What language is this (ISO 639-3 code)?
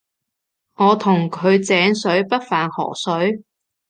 yue